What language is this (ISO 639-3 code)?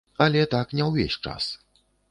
bel